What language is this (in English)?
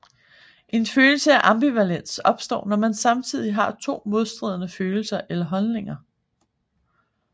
Danish